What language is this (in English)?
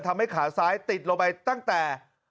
Thai